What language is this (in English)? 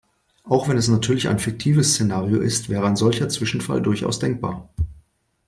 German